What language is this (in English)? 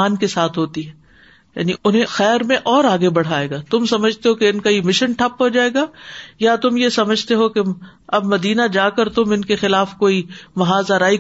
Urdu